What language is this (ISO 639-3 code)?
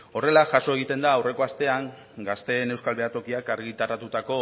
eus